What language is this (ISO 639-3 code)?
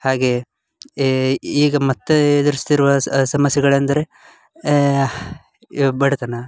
kan